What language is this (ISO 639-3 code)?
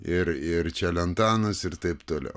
lit